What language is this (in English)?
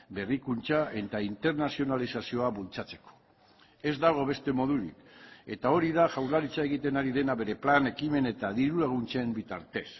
Basque